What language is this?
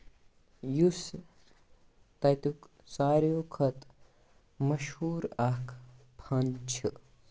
Kashmiri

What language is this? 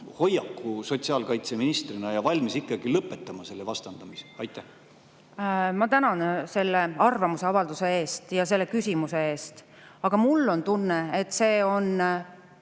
Estonian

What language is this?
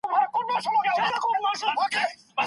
Pashto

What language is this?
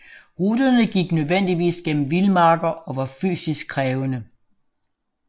Danish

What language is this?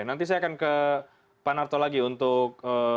Indonesian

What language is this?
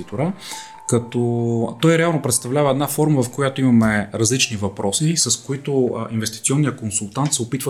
Bulgarian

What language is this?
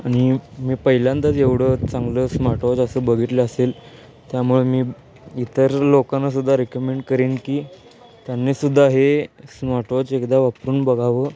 Marathi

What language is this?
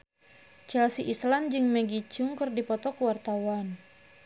Sundanese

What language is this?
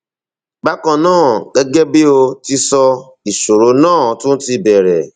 Yoruba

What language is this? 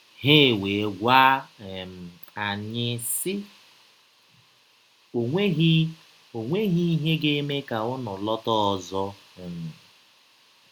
Igbo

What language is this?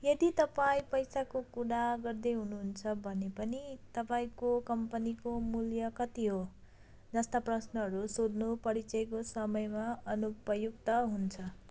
Nepali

